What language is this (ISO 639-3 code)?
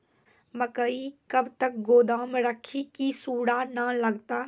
mai